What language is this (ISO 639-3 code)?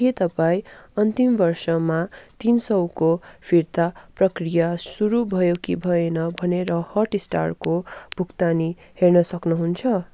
nep